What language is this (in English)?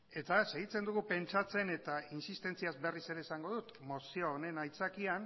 Basque